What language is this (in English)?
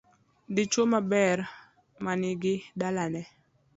Luo (Kenya and Tanzania)